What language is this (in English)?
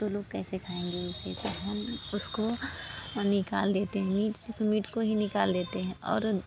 Hindi